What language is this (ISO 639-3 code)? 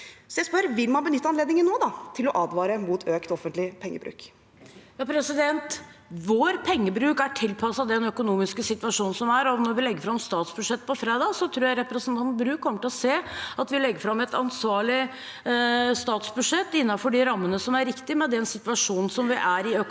nor